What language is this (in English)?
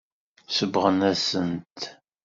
Kabyle